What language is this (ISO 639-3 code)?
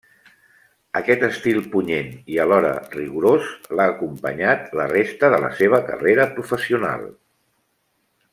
cat